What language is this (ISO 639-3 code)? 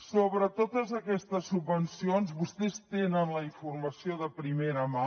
cat